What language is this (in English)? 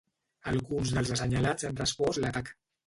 Catalan